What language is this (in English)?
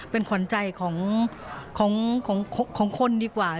Thai